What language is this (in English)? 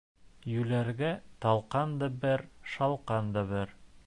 Bashkir